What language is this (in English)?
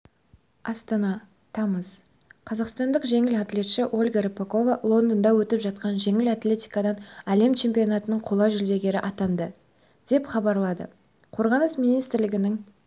Kazakh